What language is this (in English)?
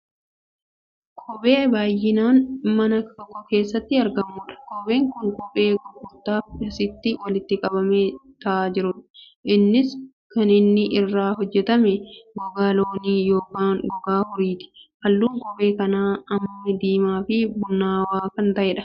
Oromo